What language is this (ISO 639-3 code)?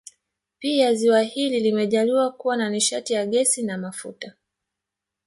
swa